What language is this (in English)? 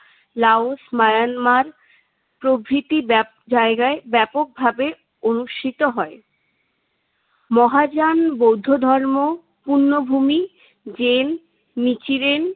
Bangla